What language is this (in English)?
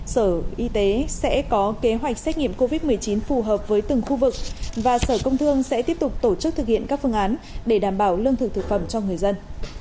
Vietnamese